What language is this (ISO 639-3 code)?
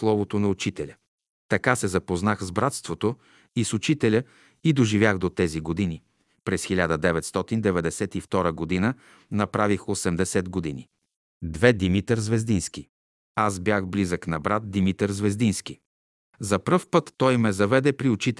bul